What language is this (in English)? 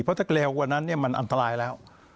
Thai